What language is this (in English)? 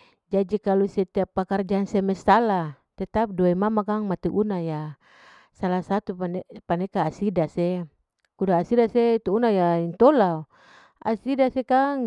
Larike-Wakasihu